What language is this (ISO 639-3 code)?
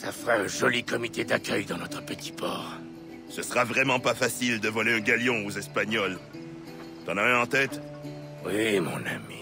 fra